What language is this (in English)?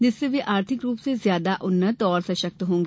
Hindi